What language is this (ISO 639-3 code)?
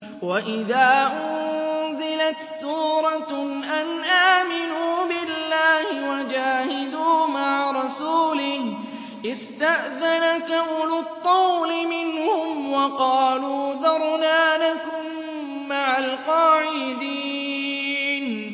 ara